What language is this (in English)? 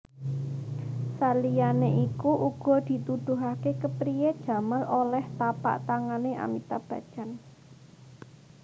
Javanese